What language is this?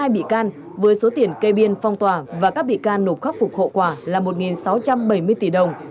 Vietnamese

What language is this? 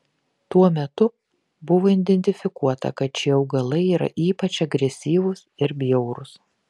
Lithuanian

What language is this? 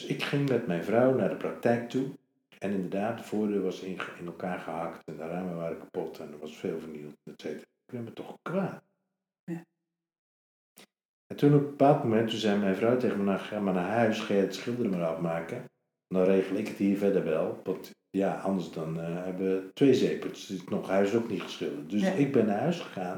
Dutch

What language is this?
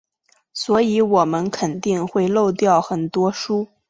Chinese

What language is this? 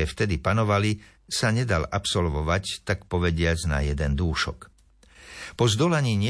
Slovak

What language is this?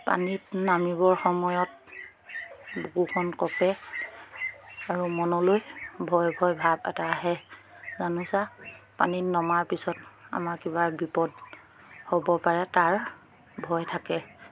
Assamese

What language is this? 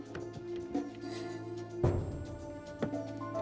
Indonesian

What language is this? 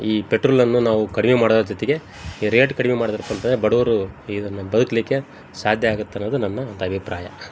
Kannada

